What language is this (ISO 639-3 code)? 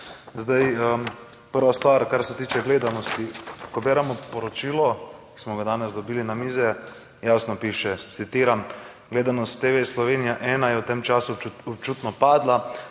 slv